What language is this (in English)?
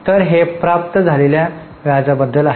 Marathi